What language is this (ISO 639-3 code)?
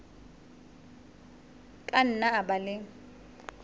sot